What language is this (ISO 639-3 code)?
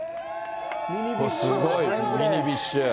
jpn